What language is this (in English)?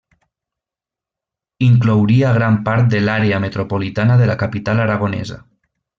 Catalan